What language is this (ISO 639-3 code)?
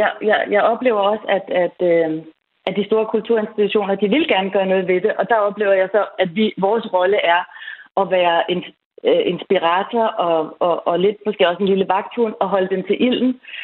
dan